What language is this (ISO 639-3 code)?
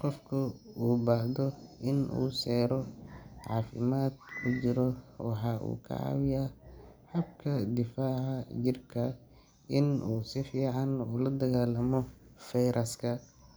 som